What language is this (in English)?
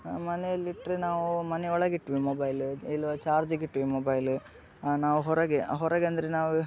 Kannada